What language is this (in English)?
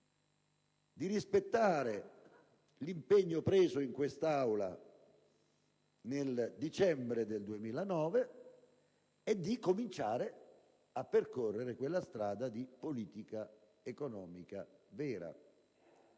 Italian